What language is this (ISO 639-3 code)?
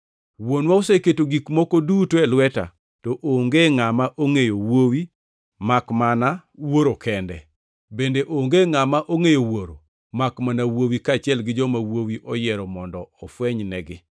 luo